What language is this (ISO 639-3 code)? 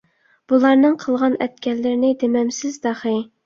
uig